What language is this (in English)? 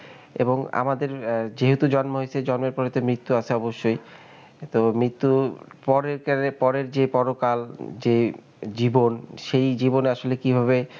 Bangla